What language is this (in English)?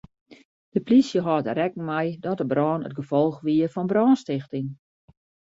Western Frisian